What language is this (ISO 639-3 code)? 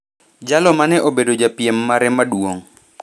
luo